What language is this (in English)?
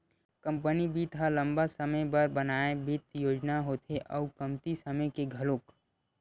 Chhattisgarhi